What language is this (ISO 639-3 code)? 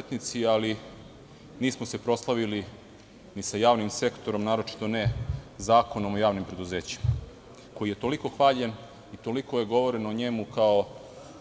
srp